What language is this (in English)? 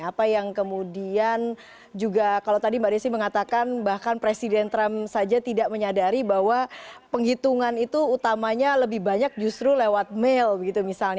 Indonesian